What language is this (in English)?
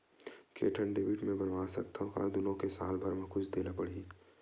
Chhattisgarhi